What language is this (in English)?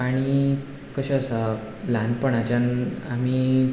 Konkani